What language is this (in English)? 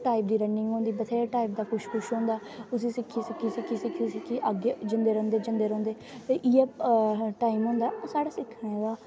Dogri